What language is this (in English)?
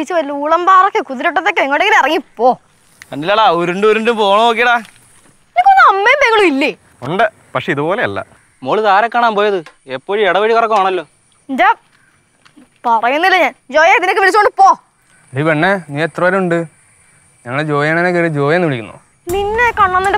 Malayalam